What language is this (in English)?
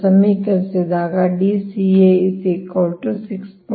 Kannada